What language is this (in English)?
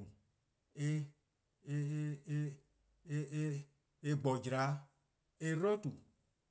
Eastern Krahn